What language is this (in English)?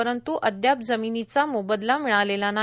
Marathi